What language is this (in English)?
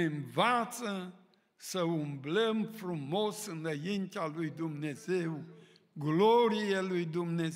Romanian